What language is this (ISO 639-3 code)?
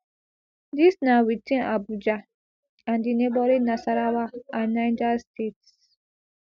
pcm